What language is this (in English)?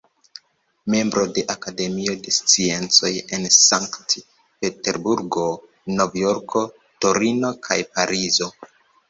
Esperanto